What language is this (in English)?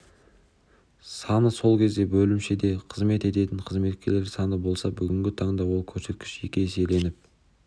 Kazakh